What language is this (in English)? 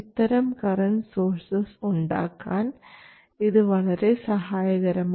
Malayalam